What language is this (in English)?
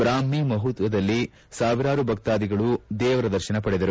Kannada